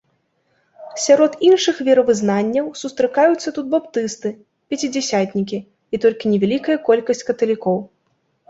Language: Belarusian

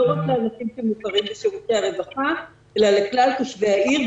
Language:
Hebrew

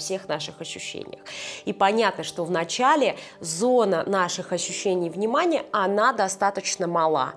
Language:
Russian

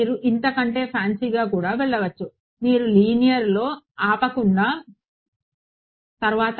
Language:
Telugu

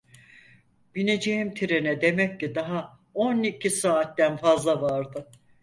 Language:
Turkish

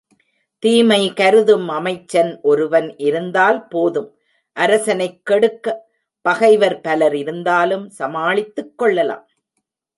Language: Tamil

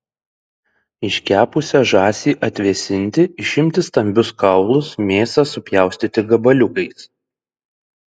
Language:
Lithuanian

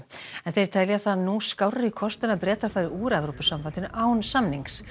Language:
Icelandic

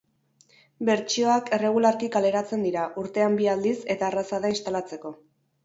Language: Basque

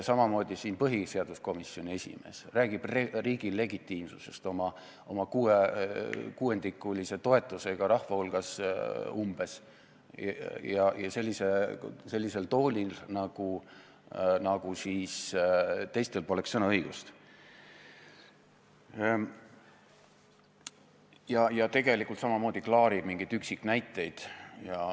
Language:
Estonian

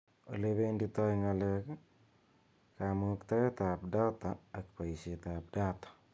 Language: Kalenjin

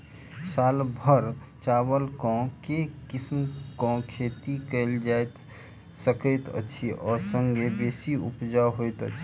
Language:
Maithili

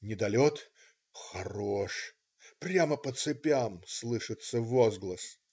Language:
Russian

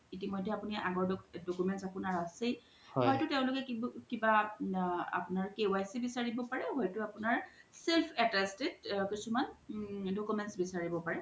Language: Assamese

